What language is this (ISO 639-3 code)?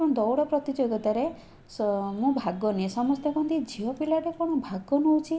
ori